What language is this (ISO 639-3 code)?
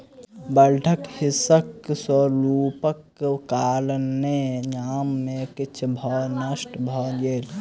mai